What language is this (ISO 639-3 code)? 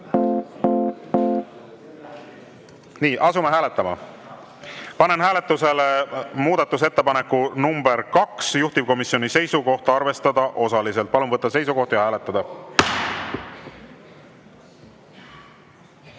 est